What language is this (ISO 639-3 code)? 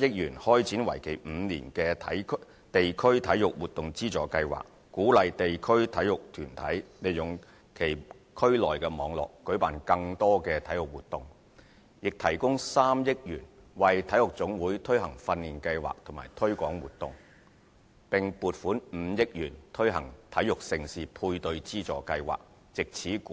yue